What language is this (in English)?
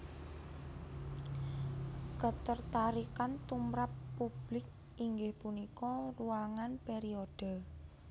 Javanese